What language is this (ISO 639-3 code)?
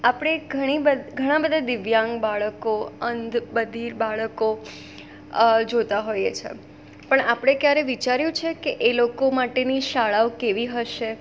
guj